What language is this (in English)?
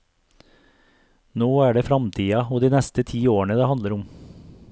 Norwegian